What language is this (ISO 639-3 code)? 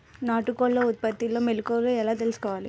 tel